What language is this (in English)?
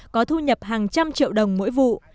Vietnamese